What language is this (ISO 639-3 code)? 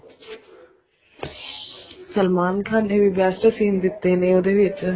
pan